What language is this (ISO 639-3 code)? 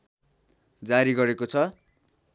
nep